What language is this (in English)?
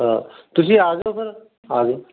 Punjabi